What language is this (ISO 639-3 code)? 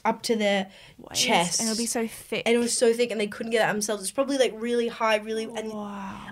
eng